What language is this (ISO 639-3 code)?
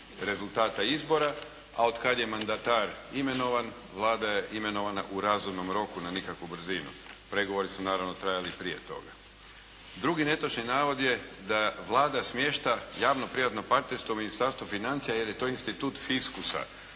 hrv